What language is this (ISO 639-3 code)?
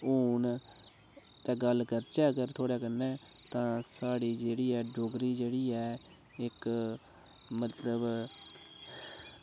doi